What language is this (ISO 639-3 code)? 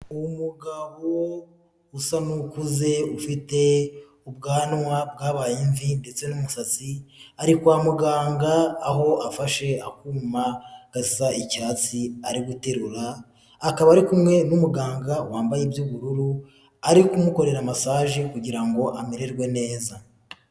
kin